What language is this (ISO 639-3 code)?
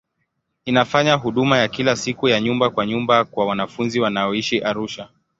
swa